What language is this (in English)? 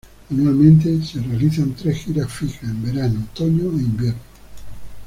Spanish